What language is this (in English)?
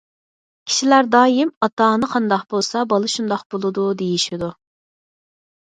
Uyghur